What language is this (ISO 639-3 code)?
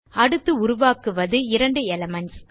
tam